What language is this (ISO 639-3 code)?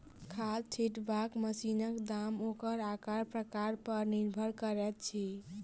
mai